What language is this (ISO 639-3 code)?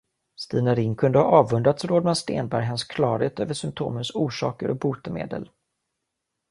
swe